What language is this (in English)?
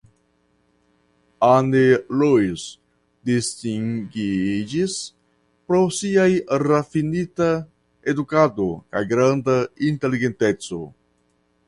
Esperanto